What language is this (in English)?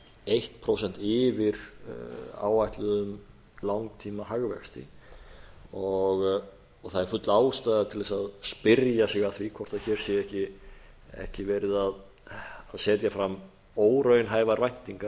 Icelandic